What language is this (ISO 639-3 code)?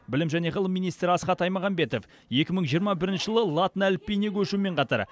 kaz